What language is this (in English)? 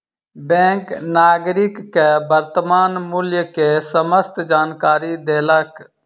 Maithili